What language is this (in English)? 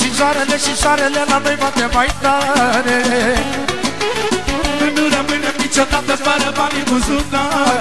Romanian